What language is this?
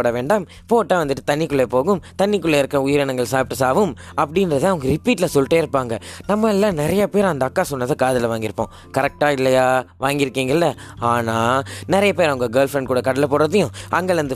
Tamil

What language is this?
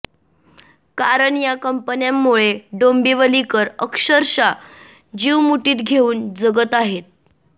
Marathi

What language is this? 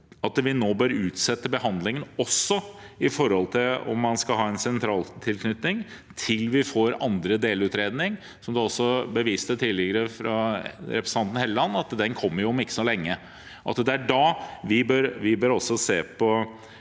Norwegian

